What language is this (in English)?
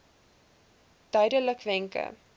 Afrikaans